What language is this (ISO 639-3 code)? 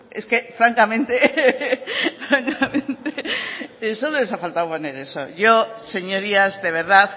spa